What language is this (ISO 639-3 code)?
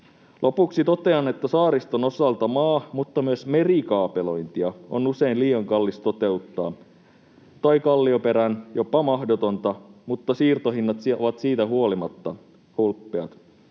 fin